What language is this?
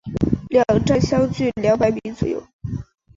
Chinese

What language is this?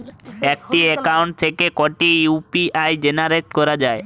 Bangla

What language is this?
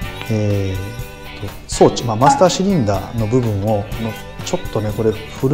Japanese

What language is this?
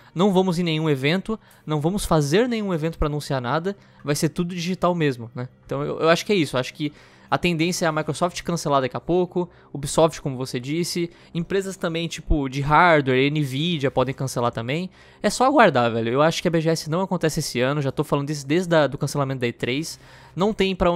Portuguese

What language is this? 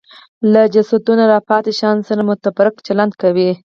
Pashto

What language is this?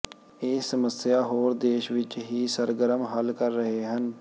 Punjabi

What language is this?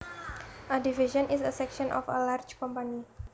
Javanese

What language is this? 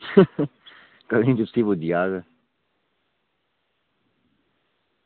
Dogri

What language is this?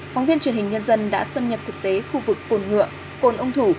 Vietnamese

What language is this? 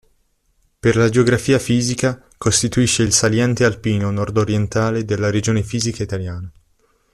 Italian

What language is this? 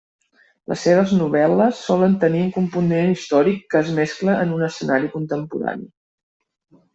Catalan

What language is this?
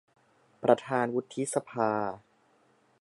Thai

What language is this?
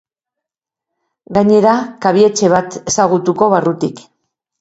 Basque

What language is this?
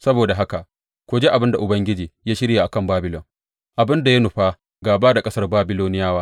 Hausa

